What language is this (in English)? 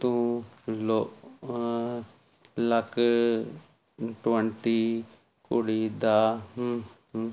Punjabi